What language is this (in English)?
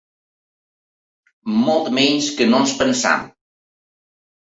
Catalan